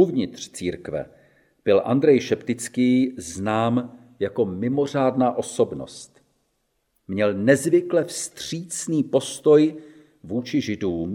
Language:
Czech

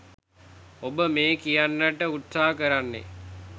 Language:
Sinhala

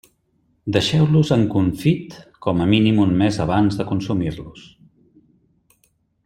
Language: Catalan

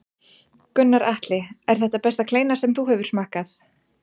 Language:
Icelandic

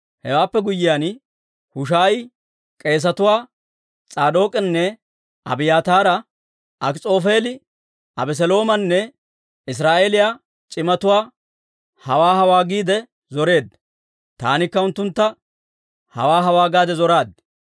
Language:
Dawro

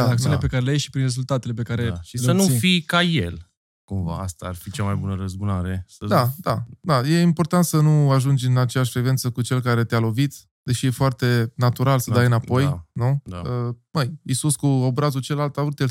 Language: Romanian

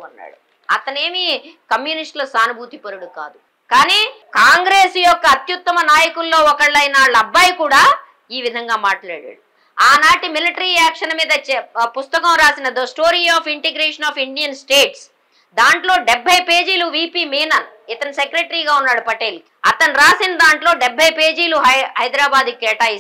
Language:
Telugu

